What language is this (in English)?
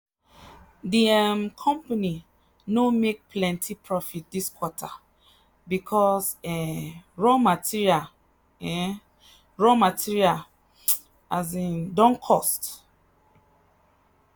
Nigerian Pidgin